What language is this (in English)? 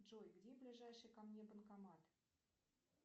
Russian